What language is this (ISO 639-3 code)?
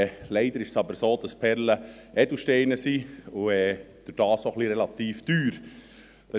gsw